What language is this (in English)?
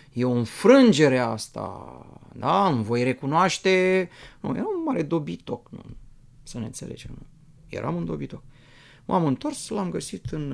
Romanian